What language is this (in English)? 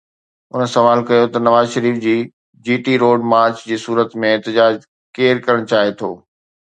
Sindhi